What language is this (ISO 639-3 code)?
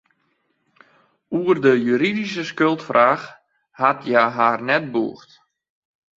fry